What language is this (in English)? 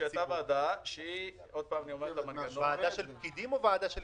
Hebrew